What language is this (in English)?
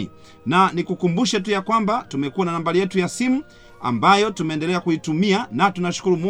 Swahili